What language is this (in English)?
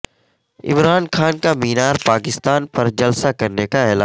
Urdu